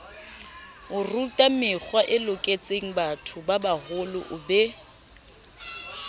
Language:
Southern Sotho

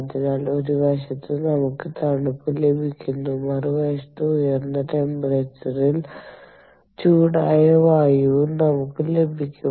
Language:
Malayalam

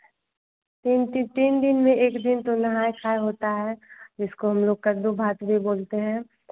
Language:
Hindi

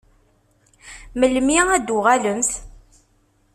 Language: Kabyle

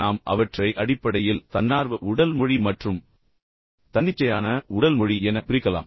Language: Tamil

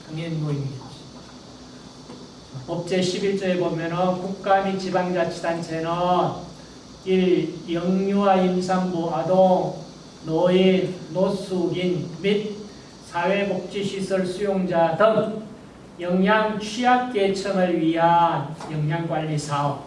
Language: Korean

